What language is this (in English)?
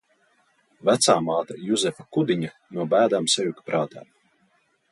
Latvian